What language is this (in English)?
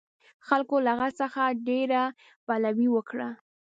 Pashto